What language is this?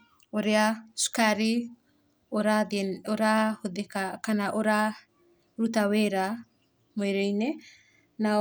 Kikuyu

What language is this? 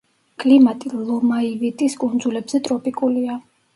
Georgian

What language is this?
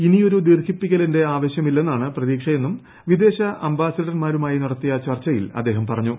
Malayalam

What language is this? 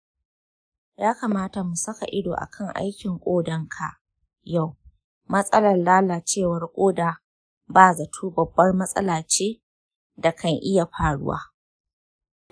Hausa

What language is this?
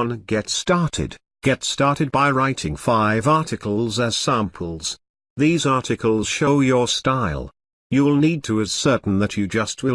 English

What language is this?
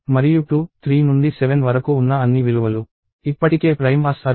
Telugu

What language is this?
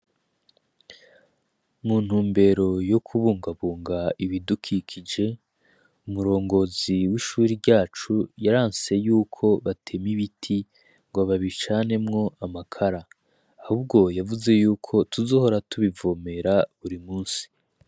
Rundi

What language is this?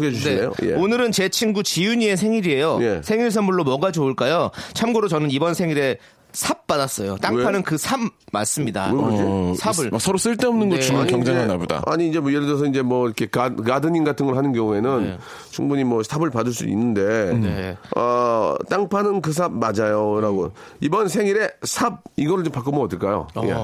Korean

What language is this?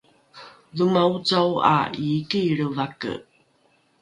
Rukai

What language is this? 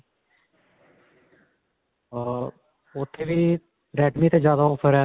Punjabi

